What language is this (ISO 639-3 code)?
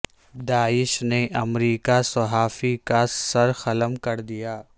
urd